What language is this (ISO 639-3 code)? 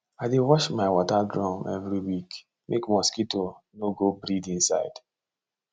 pcm